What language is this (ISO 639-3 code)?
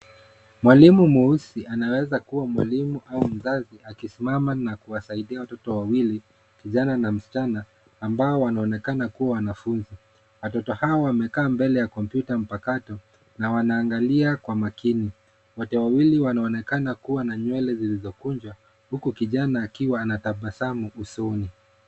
swa